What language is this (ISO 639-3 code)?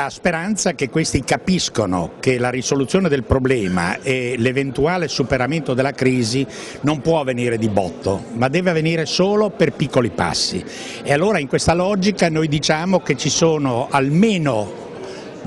ita